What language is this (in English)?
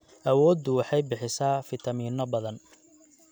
Somali